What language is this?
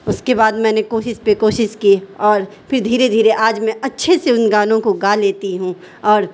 Urdu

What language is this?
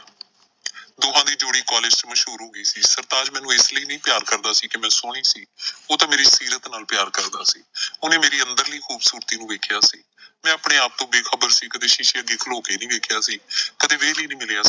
Punjabi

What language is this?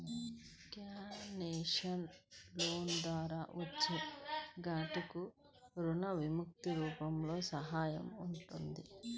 Telugu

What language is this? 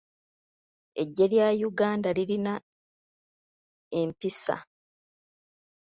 Ganda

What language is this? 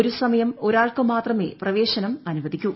Malayalam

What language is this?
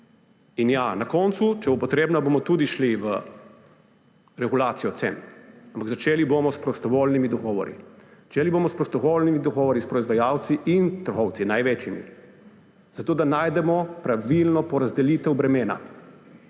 Slovenian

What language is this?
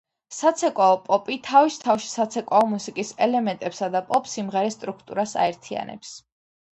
Georgian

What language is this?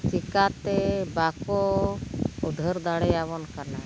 Santali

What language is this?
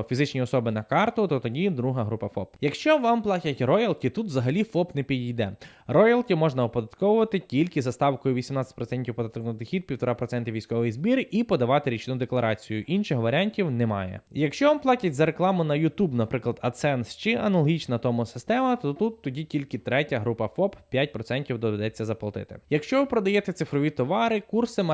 Ukrainian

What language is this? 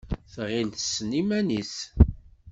Kabyle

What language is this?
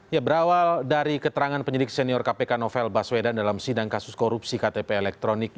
Indonesian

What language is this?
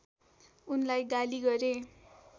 Nepali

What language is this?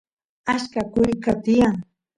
Santiago del Estero Quichua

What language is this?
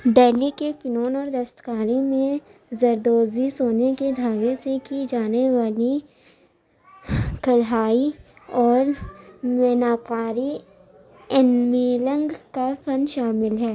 Urdu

